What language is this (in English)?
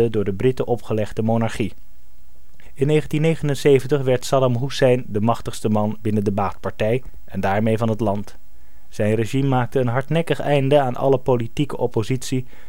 Dutch